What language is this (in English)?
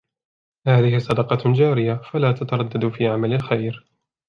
Arabic